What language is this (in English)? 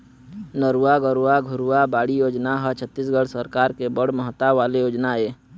Chhattisgarhi